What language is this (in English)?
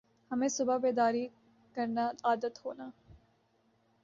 Urdu